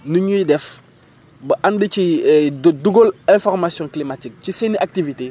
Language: Wolof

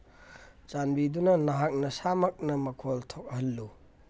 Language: Manipuri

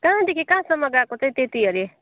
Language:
Nepali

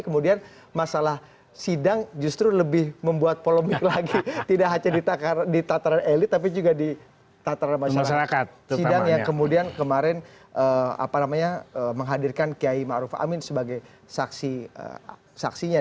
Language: Indonesian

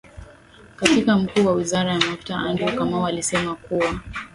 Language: Swahili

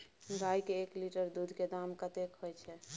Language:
Maithili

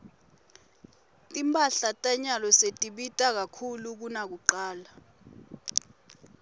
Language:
Swati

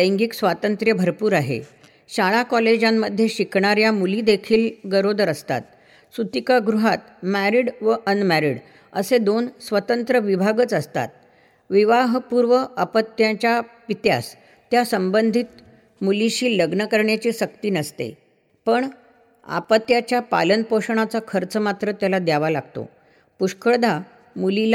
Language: Marathi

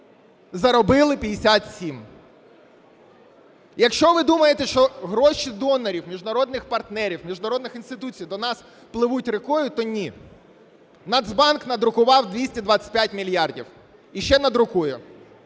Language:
Ukrainian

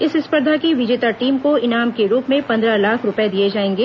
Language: Hindi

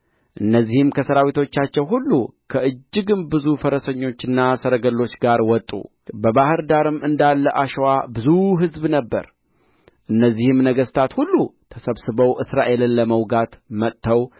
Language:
Amharic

